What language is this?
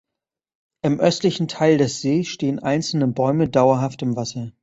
German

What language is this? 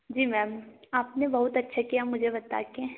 Hindi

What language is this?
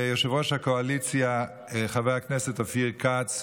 Hebrew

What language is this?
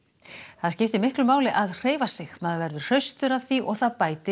Icelandic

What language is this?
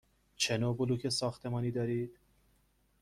Persian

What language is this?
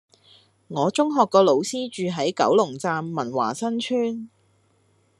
Cantonese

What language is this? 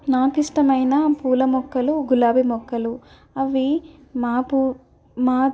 Telugu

